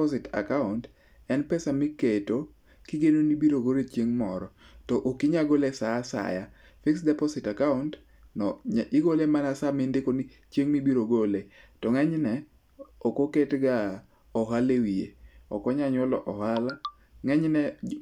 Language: Luo (Kenya and Tanzania)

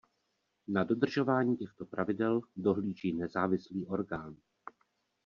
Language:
Czech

